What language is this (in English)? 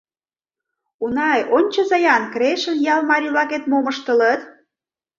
Mari